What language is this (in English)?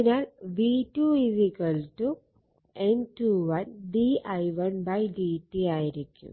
Malayalam